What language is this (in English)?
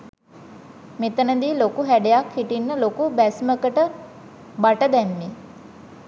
Sinhala